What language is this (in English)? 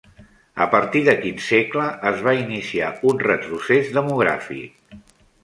Catalan